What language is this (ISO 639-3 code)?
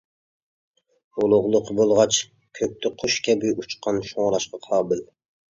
uig